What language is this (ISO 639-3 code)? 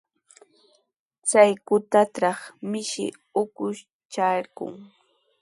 qws